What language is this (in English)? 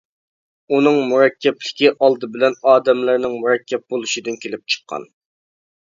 Uyghur